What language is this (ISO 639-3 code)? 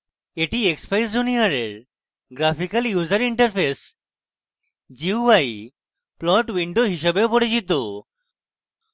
ben